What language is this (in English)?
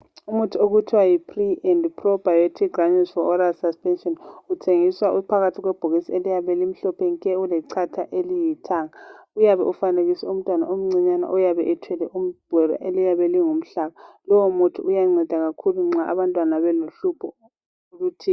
North Ndebele